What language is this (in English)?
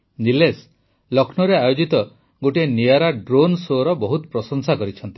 Odia